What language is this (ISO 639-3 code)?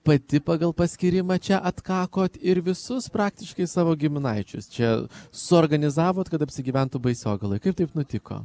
lit